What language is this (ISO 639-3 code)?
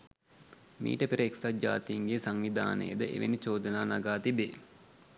sin